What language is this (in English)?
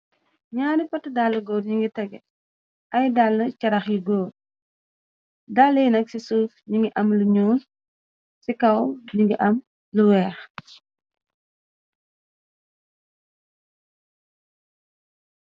Wolof